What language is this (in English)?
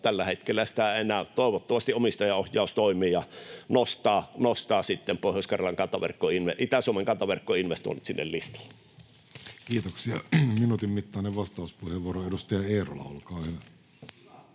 Finnish